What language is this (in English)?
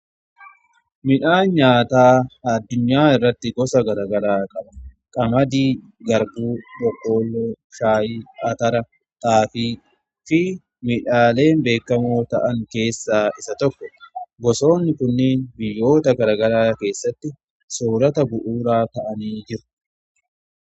Oromo